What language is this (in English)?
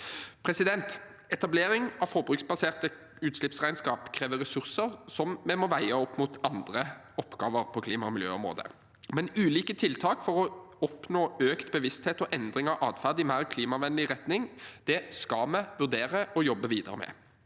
Norwegian